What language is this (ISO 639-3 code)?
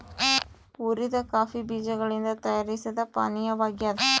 kan